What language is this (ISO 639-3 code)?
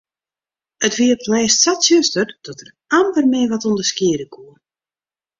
fry